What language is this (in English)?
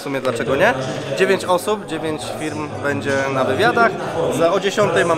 Polish